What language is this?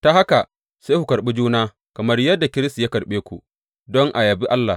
Hausa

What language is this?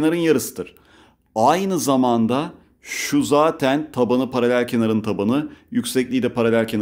Turkish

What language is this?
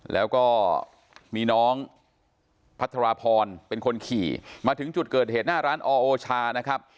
Thai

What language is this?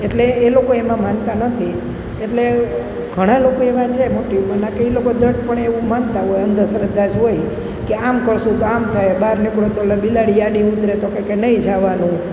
Gujarati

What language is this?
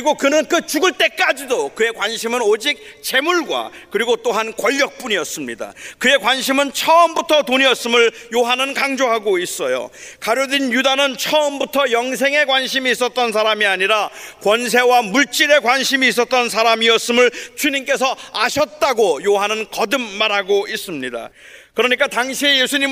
Korean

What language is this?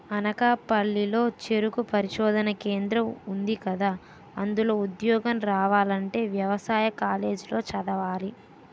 Telugu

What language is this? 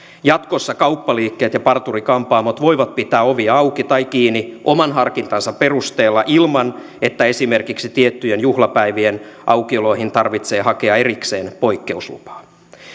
Finnish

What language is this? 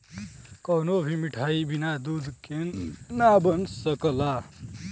Bhojpuri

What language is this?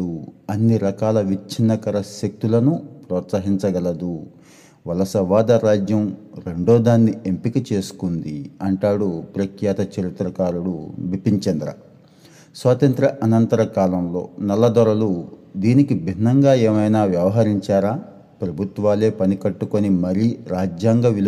Telugu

